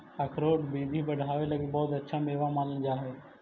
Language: Magahi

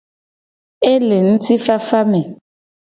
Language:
Gen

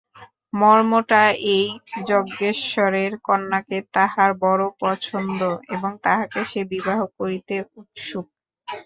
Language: Bangla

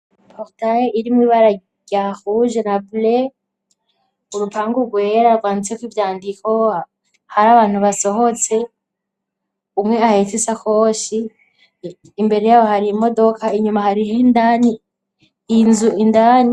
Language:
Rundi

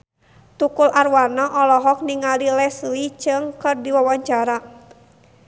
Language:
Sundanese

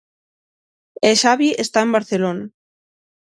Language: Galician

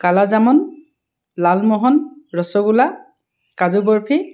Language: Assamese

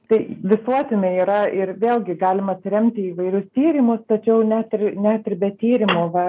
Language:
Lithuanian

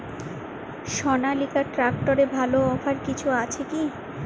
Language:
Bangla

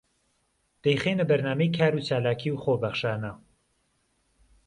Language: Central Kurdish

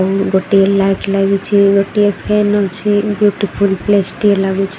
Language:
Odia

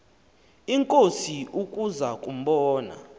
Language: Xhosa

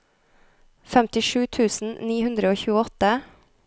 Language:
Norwegian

